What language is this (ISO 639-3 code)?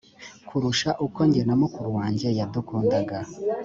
kin